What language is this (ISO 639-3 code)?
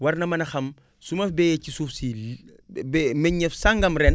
wol